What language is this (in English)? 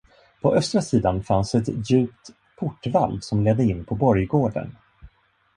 Swedish